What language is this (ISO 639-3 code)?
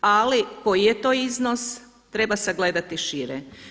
hrv